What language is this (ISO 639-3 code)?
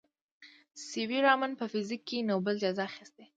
pus